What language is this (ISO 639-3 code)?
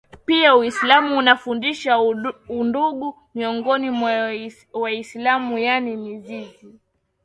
swa